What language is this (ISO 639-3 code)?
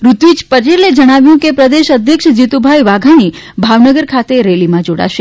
guj